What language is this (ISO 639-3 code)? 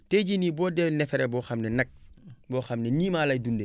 wol